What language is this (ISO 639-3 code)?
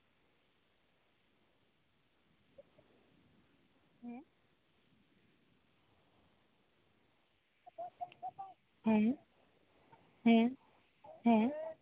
sat